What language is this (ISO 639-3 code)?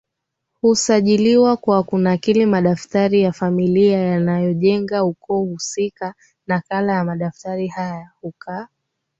swa